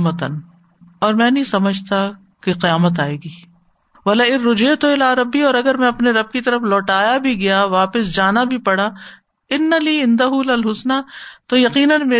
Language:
Urdu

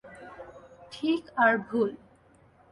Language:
Bangla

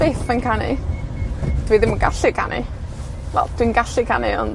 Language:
Welsh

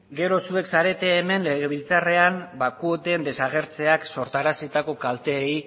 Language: Basque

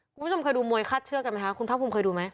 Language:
Thai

